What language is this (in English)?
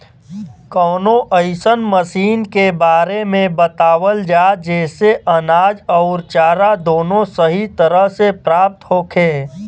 Bhojpuri